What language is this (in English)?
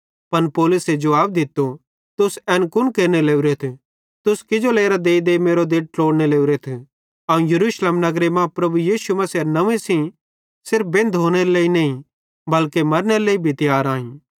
Bhadrawahi